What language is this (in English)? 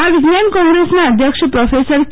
Gujarati